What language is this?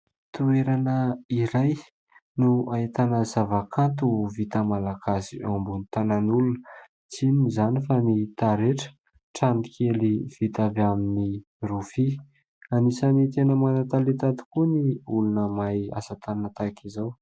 Malagasy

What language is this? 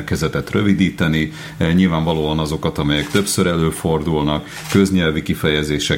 Hungarian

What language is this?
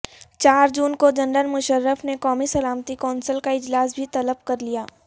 Urdu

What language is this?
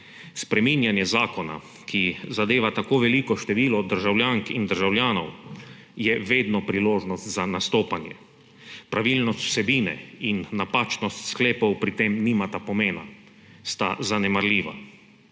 Slovenian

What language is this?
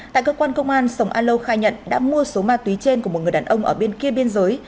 Vietnamese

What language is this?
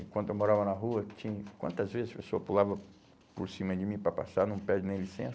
Portuguese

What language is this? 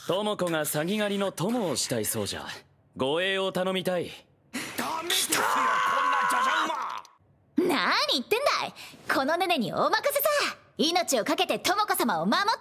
Japanese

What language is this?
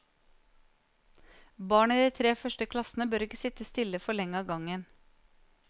Norwegian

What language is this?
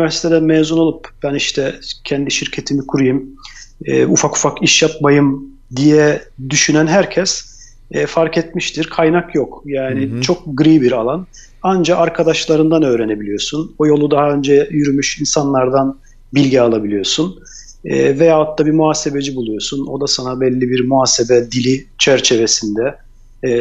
Turkish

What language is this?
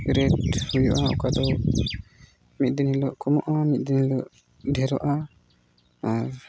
Santali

